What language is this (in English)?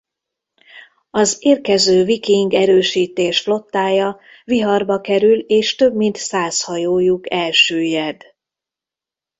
Hungarian